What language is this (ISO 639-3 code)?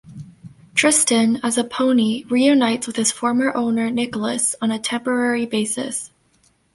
eng